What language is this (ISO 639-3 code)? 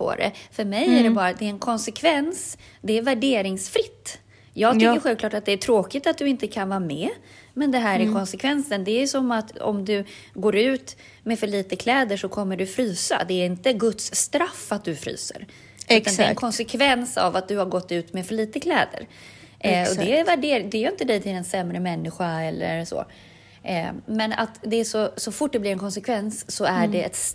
swe